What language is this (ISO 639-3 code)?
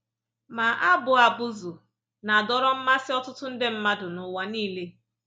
ibo